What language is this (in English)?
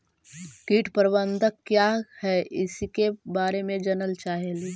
Magahi